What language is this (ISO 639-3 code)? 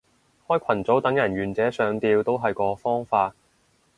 yue